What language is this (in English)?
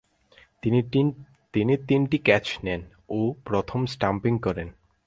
Bangla